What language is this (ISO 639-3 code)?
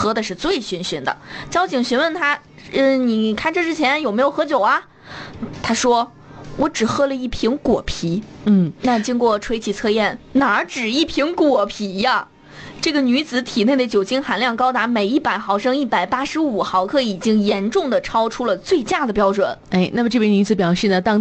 zho